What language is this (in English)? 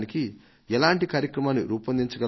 Telugu